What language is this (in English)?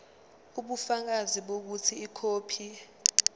Zulu